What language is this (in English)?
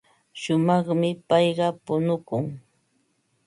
Ambo-Pasco Quechua